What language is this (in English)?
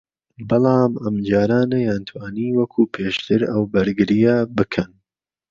Central Kurdish